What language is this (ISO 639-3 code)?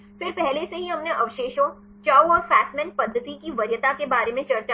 hin